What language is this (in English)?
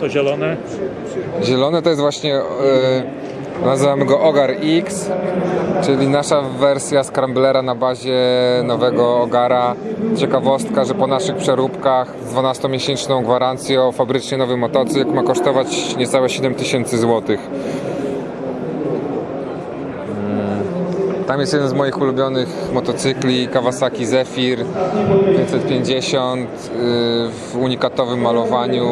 Polish